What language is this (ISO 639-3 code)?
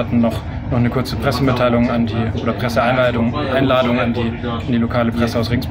deu